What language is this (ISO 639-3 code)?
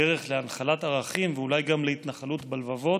heb